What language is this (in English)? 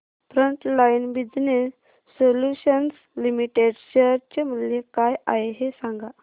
Marathi